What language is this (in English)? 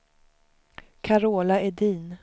Swedish